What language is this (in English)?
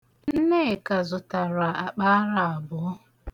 Igbo